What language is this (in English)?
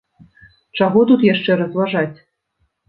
Belarusian